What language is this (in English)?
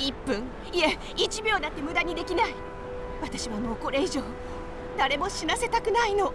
Japanese